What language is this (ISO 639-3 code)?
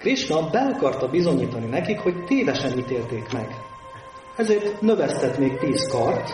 hun